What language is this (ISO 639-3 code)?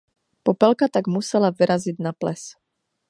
ces